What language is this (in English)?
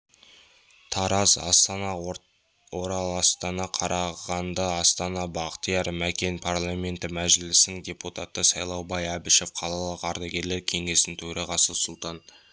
Kazakh